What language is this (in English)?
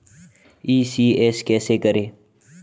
Hindi